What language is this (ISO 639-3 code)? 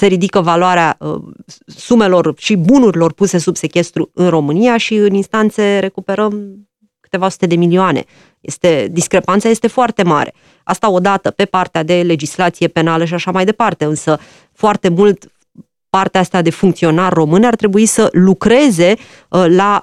ron